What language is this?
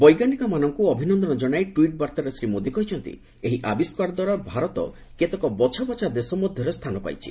Odia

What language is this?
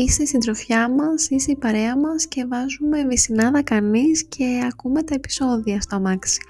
Greek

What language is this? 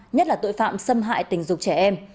Vietnamese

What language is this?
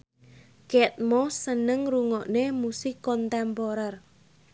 Javanese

